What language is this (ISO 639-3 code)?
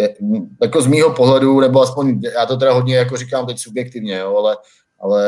ces